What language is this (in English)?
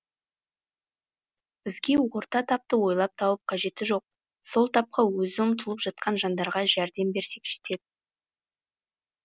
Kazakh